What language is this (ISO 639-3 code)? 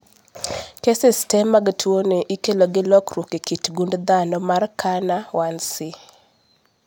luo